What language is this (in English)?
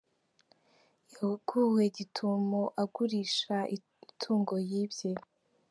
Kinyarwanda